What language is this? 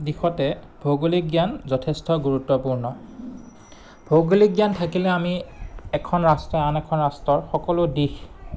Assamese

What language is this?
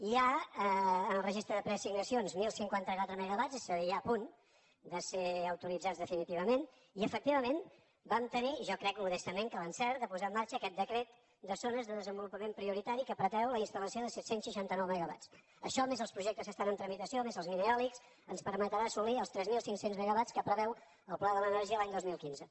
Catalan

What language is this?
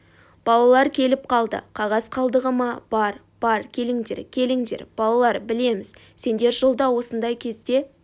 Kazakh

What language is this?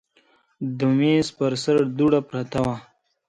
Pashto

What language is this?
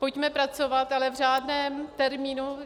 Czech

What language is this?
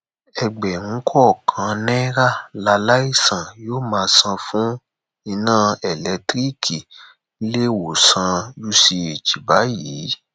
Yoruba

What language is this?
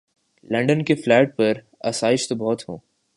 Urdu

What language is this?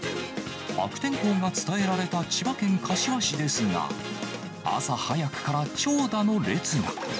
Japanese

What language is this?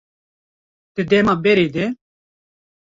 Kurdish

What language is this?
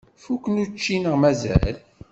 Kabyle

